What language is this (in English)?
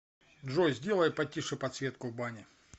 Russian